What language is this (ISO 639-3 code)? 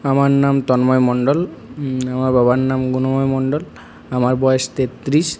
ben